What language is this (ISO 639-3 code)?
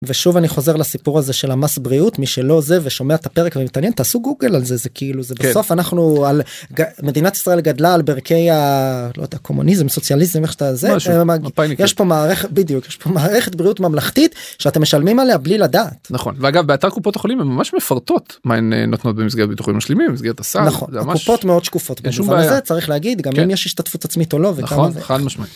heb